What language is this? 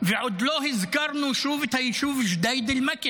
Hebrew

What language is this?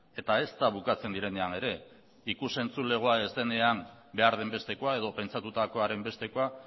Basque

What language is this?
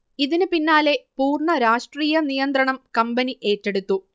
Malayalam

